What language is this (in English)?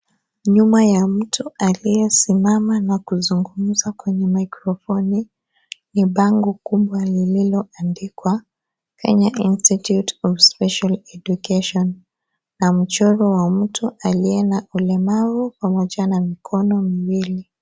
Swahili